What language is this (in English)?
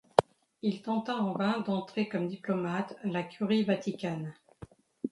French